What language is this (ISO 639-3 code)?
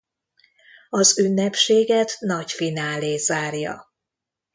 hun